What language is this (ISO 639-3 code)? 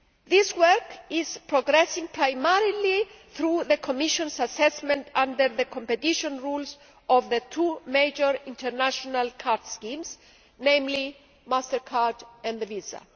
eng